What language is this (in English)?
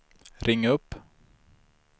Swedish